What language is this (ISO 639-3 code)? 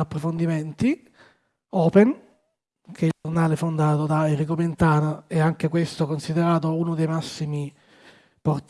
ita